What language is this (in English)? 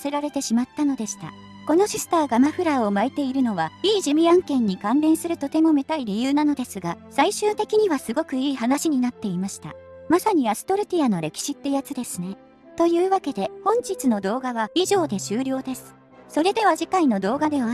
Japanese